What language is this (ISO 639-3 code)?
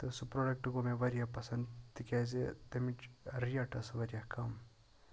kas